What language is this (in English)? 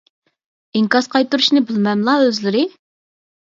Uyghur